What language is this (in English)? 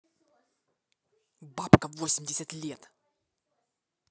Russian